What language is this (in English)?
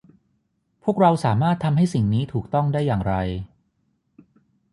Thai